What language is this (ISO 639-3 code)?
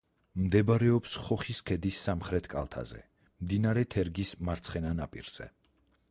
kat